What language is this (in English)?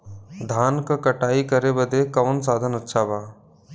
Bhojpuri